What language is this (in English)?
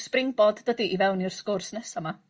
Welsh